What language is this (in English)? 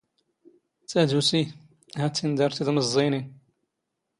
Standard Moroccan Tamazight